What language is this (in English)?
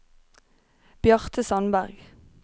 Norwegian